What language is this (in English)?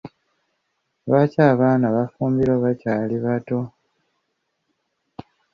Ganda